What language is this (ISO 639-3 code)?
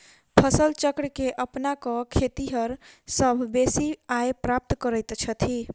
mai